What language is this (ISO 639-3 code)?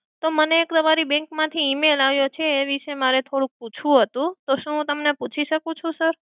guj